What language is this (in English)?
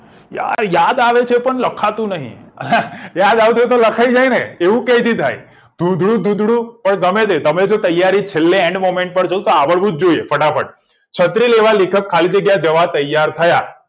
Gujarati